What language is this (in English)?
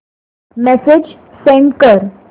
Marathi